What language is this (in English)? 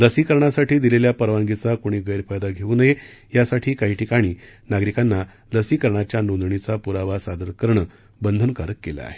Marathi